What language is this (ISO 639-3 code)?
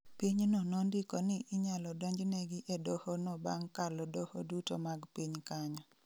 luo